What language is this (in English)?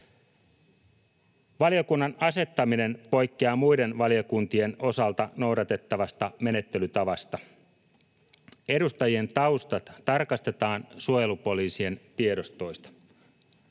Finnish